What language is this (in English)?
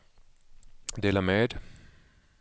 Swedish